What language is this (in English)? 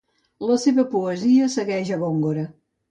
Catalan